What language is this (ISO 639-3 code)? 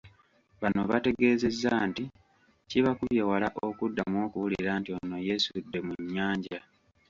lug